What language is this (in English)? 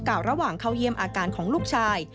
Thai